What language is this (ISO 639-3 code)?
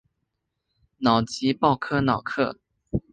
zho